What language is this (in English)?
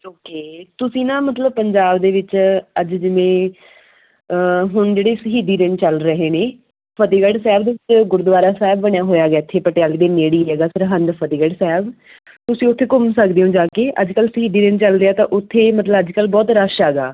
Punjabi